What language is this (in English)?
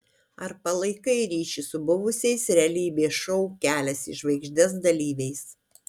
Lithuanian